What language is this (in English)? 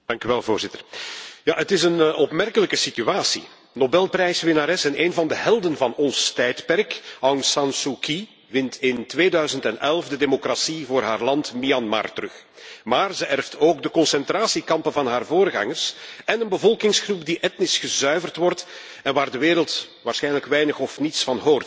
Dutch